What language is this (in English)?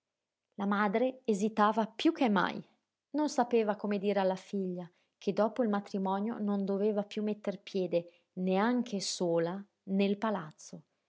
Italian